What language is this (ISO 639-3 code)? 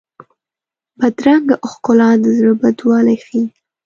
pus